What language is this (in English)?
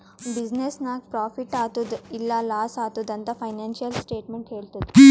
Kannada